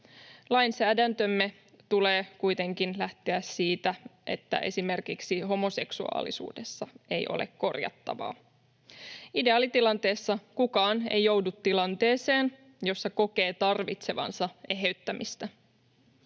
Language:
Finnish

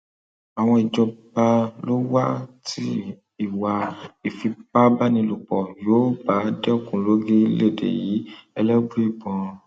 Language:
Yoruba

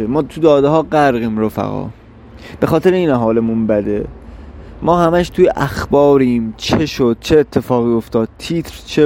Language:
Persian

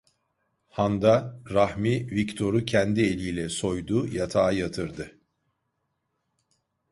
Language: Turkish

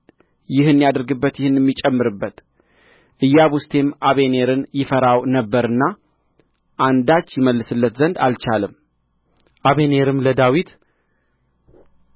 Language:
Amharic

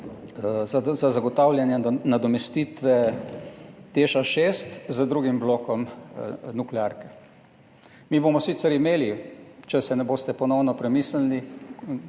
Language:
Slovenian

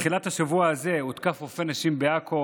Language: Hebrew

